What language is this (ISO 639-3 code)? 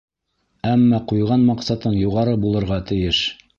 bak